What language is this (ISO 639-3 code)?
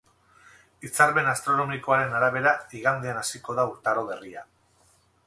eus